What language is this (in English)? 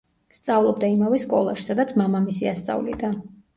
Georgian